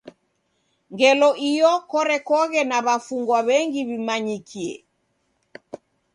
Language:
Taita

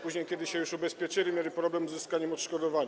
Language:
Polish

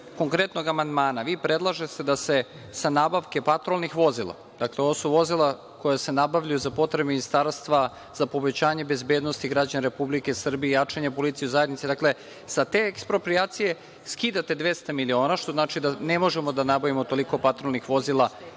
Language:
Serbian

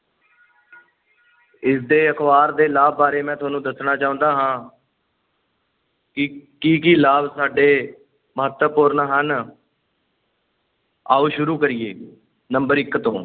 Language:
Punjabi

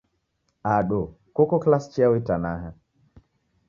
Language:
Taita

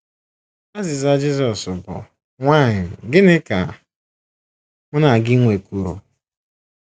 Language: Igbo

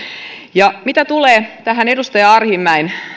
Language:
Finnish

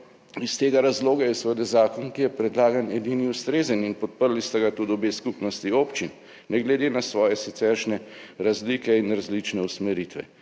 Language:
Slovenian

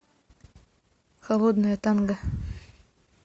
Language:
Russian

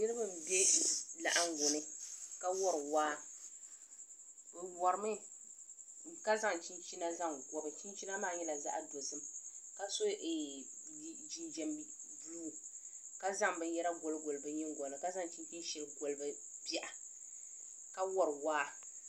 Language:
Dagbani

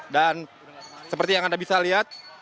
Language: Indonesian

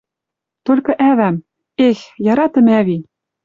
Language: Western Mari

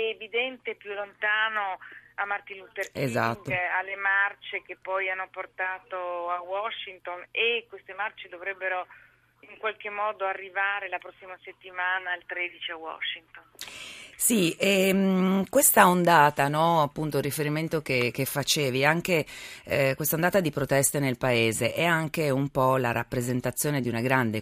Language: Italian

